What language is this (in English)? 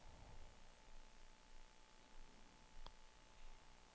Norwegian